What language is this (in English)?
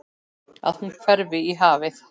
Icelandic